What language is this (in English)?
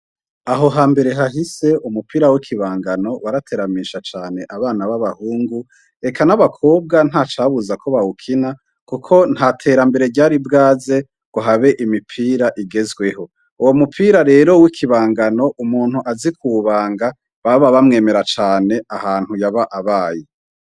Rundi